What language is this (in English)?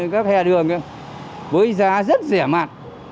Vietnamese